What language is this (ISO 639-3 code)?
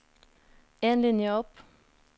nor